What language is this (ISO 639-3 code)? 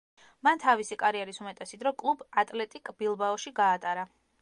kat